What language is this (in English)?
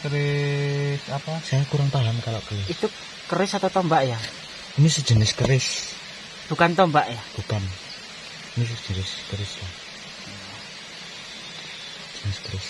Indonesian